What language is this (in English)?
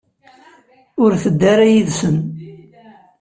Kabyle